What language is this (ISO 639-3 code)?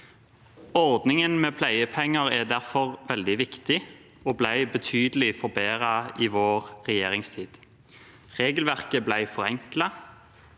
nor